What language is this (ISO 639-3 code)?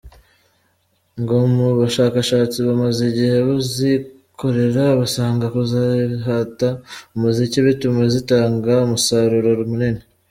kin